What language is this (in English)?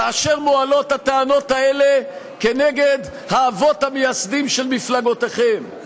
Hebrew